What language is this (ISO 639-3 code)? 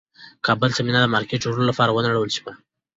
pus